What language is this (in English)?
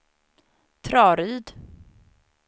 Swedish